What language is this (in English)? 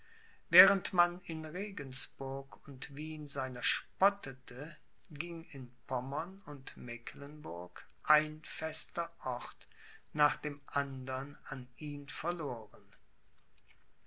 German